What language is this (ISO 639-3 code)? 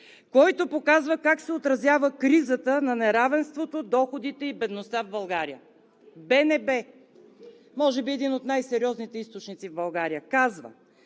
bul